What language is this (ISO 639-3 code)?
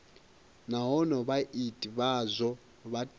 ven